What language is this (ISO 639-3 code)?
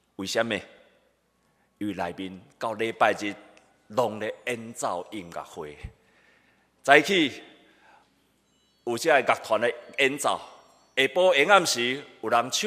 zho